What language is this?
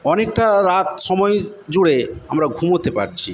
Bangla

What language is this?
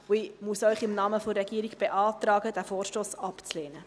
Swiss German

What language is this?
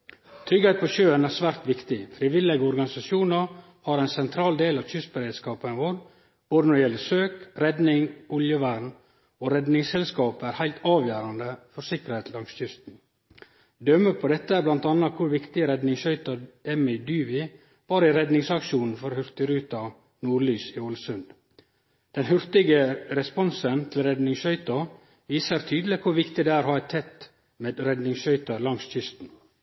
Norwegian Nynorsk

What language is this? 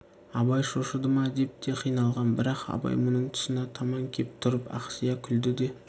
Kazakh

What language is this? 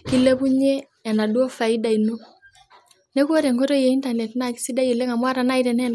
Masai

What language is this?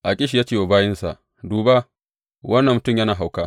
Hausa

